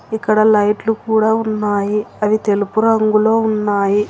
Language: Telugu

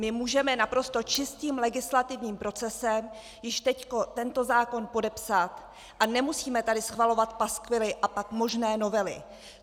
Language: Czech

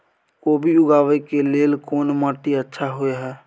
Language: Maithili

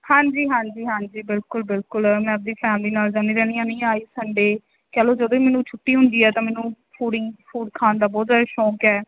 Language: Punjabi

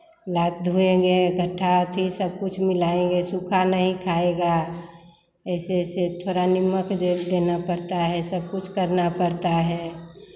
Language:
Hindi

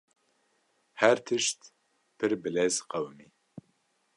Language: Kurdish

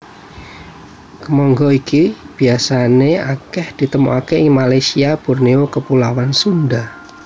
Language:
Javanese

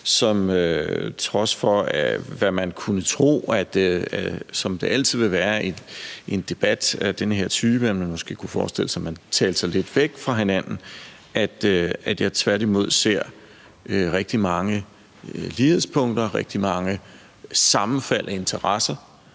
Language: Danish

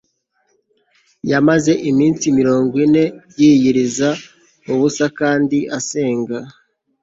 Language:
Kinyarwanda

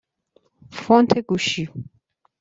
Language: Persian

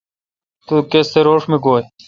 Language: Kalkoti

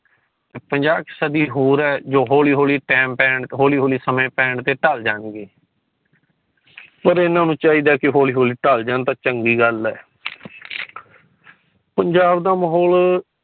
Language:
Punjabi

